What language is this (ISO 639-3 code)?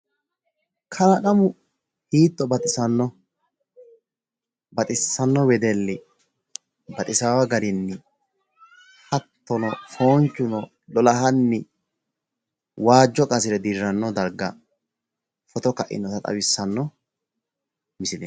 sid